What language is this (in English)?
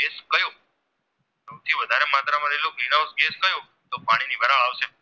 Gujarati